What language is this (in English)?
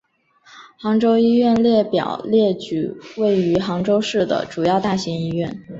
Chinese